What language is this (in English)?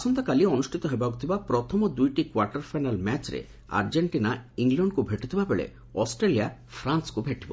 Odia